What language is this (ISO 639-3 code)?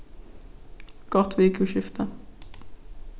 fao